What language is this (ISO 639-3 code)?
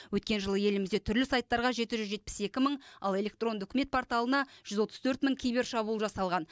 kaz